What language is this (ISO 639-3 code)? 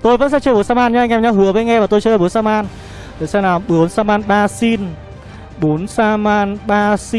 vie